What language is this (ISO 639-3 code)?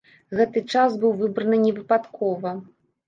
bel